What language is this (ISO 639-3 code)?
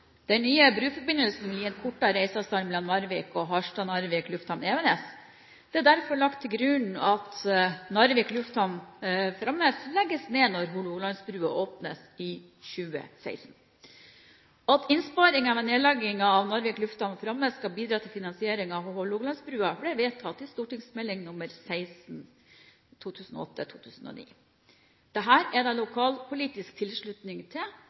nob